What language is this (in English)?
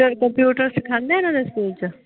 Punjabi